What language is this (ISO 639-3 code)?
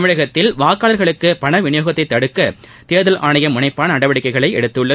tam